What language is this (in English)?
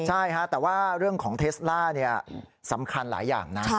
Thai